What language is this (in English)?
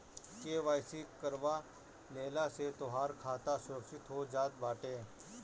Bhojpuri